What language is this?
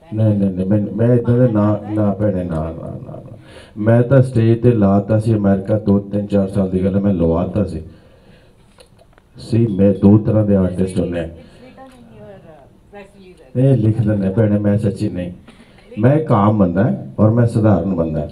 Punjabi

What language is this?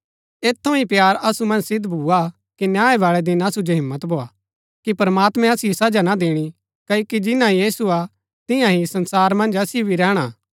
Gaddi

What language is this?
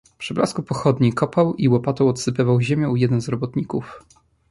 Polish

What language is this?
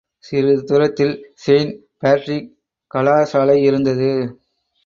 Tamil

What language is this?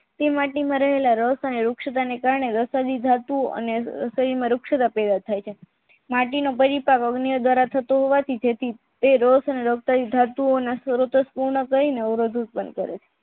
Gujarati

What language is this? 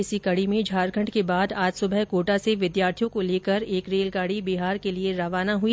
Hindi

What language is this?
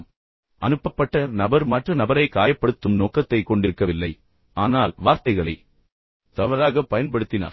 Tamil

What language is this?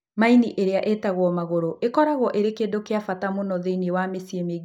Kikuyu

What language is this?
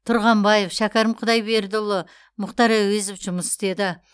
Kazakh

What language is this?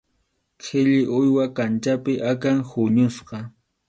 Arequipa-La Unión Quechua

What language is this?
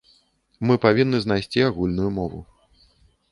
Belarusian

